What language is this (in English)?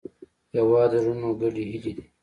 Pashto